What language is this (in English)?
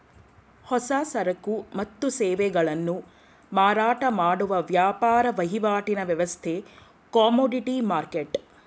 Kannada